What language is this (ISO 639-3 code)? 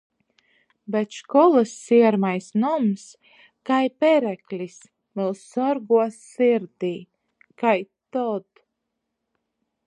ltg